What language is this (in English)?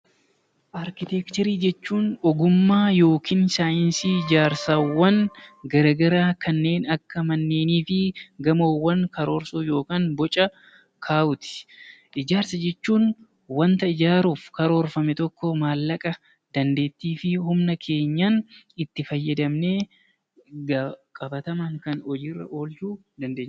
Oromo